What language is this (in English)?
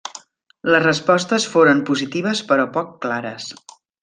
Catalan